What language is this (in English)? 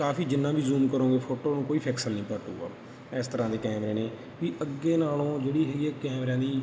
Punjabi